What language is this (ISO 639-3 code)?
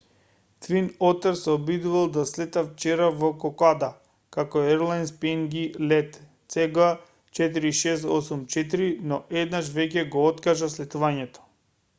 mkd